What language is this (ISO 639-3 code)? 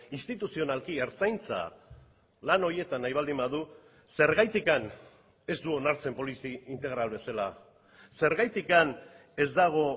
eus